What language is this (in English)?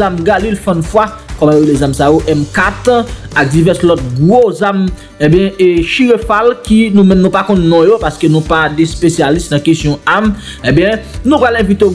French